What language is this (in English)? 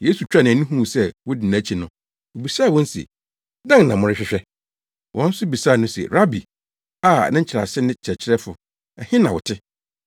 Akan